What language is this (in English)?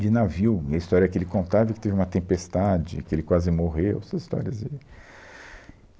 Portuguese